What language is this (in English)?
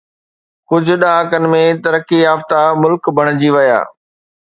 Sindhi